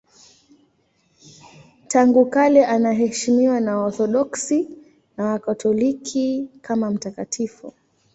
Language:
Swahili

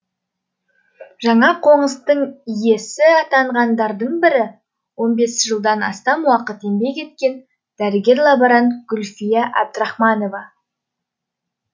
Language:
Kazakh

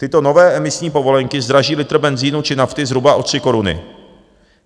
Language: Czech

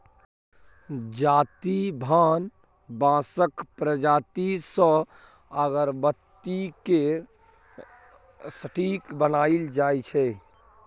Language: Maithili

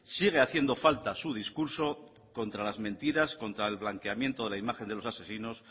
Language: Spanish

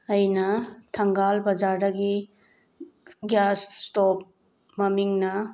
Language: Manipuri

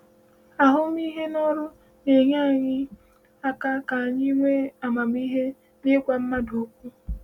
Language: Igbo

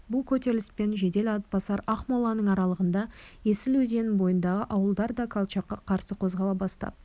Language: Kazakh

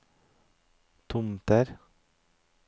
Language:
Norwegian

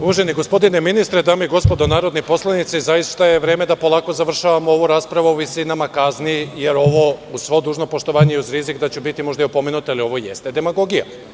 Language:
Serbian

